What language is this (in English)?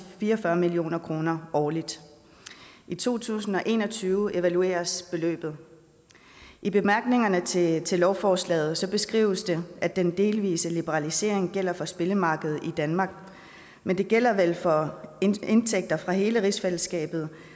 Danish